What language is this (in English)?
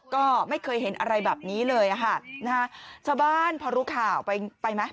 Thai